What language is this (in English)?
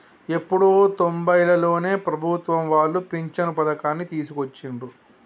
Telugu